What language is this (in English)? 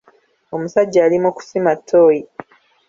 Ganda